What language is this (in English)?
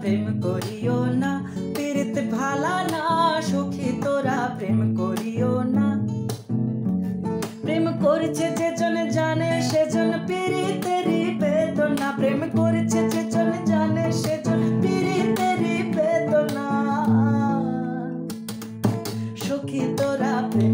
Bangla